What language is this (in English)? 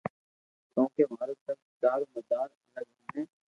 Loarki